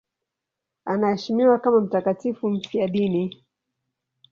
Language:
Swahili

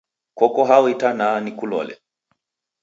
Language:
Taita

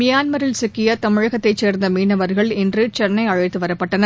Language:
Tamil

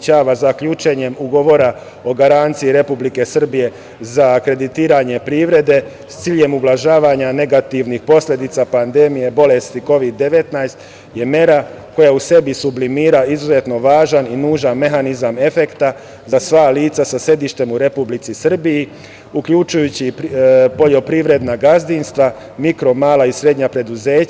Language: Serbian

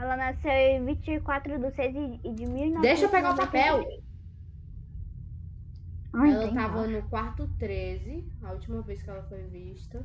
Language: Portuguese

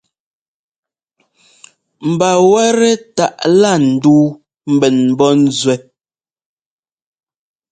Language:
Ngomba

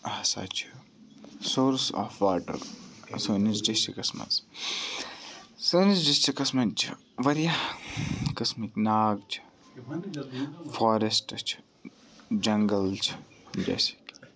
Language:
Kashmiri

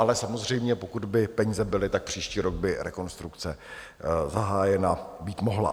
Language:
Czech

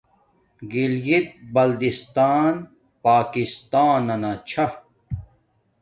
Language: Domaaki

